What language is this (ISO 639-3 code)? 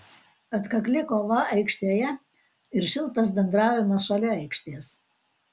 lit